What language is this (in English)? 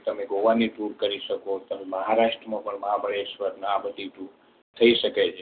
Gujarati